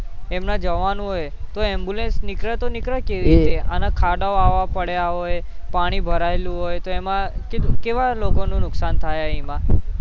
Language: Gujarati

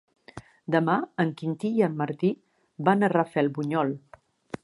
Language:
Catalan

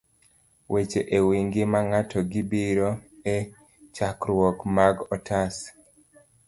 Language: Luo (Kenya and Tanzania)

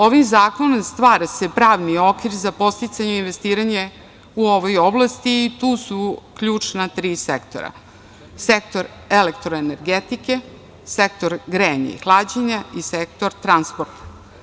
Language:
Serbian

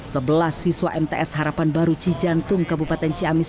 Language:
Indonesian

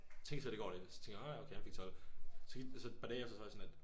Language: Danish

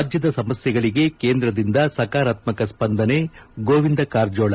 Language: Kannada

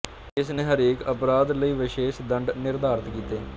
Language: Punjabi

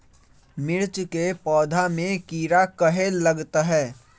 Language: Magahi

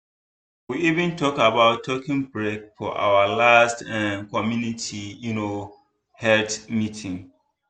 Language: Nigerian Pidgin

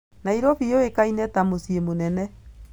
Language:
Kikuyu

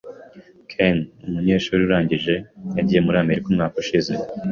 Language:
Kinyarwanda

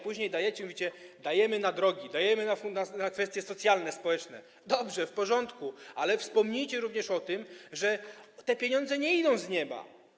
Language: Polish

